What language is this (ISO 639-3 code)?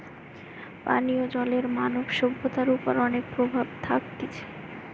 ben